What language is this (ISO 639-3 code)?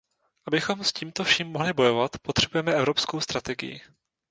ces